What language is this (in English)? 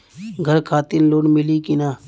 Bhojpuri